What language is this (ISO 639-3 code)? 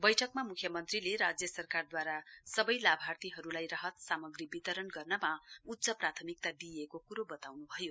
nep